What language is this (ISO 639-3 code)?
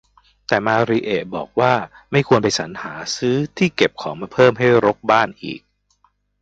tha